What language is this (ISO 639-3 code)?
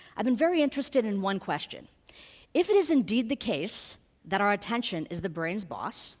eng